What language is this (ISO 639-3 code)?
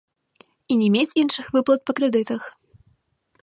bel